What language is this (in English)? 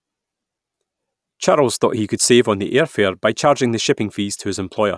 English